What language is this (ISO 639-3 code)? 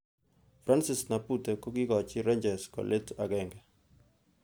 kln